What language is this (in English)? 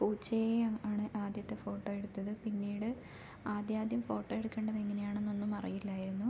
Malayalam